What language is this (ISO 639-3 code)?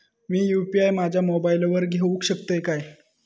mar